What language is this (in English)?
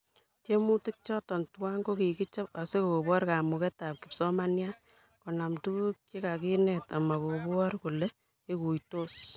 Kalenjin